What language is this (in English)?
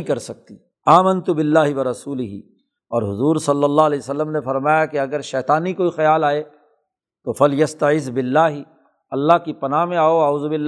Urdu